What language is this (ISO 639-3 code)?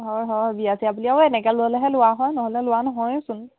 asm